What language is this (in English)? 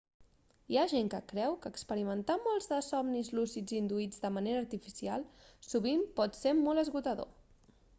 Catalan